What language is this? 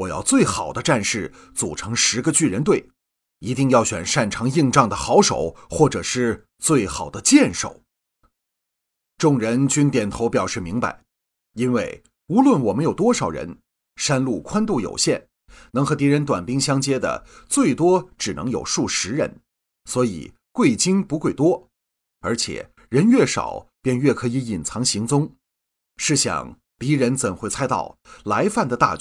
Chinese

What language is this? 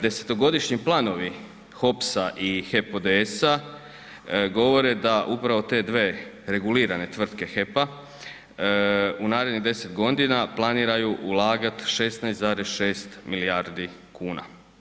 Croatian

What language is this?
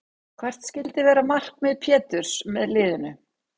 Icelandic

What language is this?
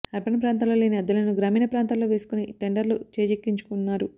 Telugu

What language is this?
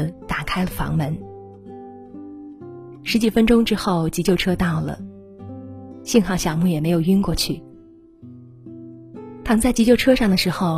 Chinese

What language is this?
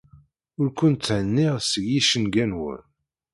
Kabyle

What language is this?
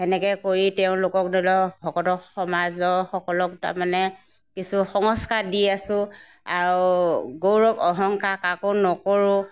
Assamese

